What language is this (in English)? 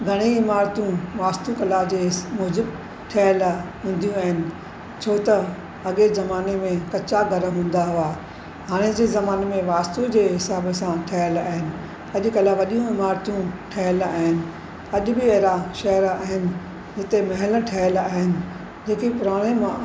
Sindhi